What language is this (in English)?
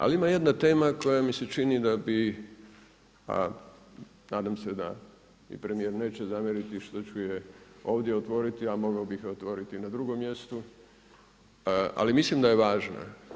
Croatian